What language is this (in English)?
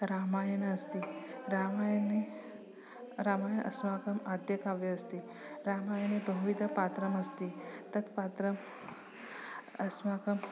Sanskrit